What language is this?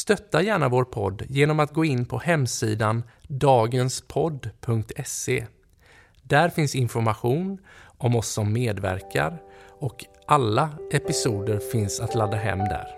Swedish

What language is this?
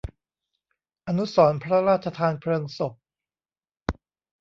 Thai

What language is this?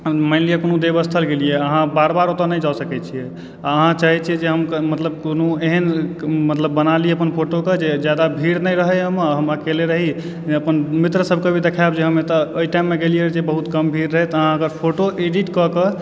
Maithili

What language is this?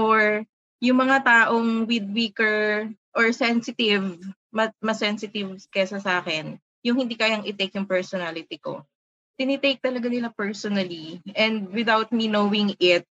Filipino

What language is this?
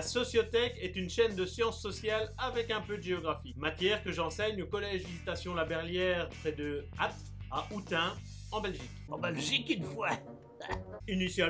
French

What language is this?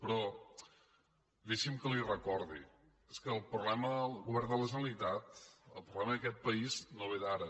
Catalan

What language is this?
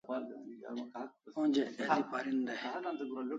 Kalasha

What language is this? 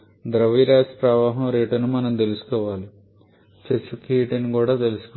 Telugu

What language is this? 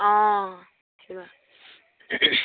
Assamese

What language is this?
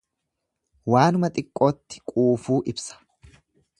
Oromo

